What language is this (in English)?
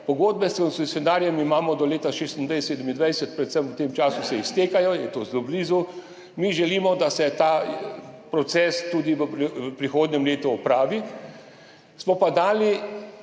Slovenian